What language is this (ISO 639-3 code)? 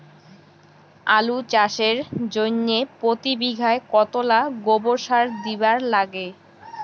ben